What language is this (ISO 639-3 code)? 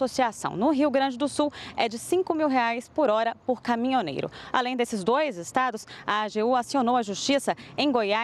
por